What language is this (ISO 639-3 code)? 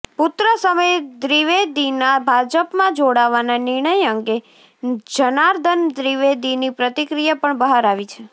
guj